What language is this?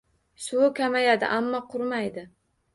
Uzbek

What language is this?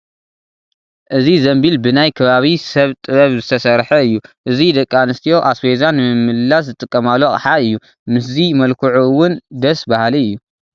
Tigrinya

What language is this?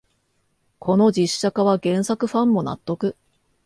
Japanese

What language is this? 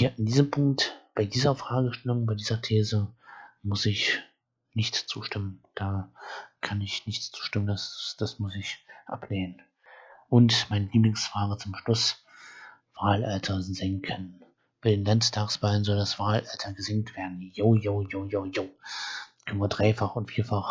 German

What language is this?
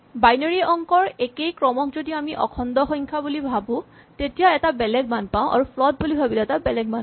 Assamese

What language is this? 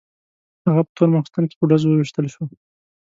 Pashto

